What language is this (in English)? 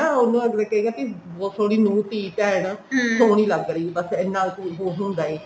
Punjabi